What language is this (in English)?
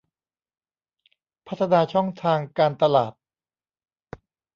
Thai